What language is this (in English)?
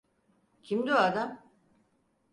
Turkish